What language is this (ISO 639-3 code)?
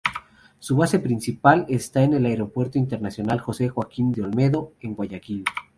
spa